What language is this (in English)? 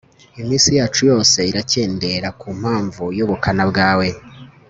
Kinyarwanda